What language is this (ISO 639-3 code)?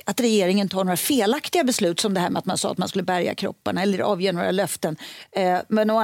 swe